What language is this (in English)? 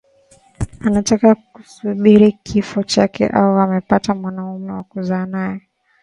Swahili